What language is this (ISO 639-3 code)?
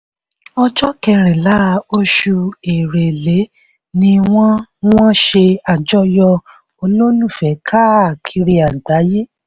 yor